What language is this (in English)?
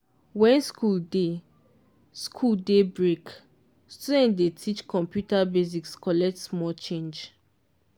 Nigerian Pidgin